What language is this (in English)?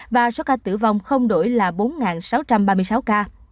Vietnamese